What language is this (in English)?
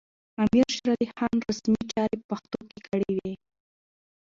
Pashto